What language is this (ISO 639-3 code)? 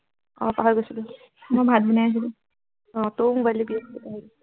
asm